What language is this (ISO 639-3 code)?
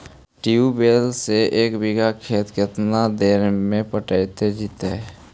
mag